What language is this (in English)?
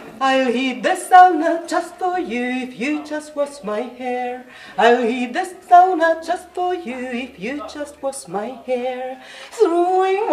Finnish